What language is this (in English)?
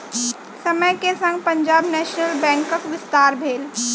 Maithili